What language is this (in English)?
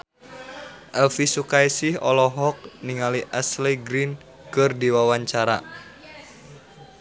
Sundanese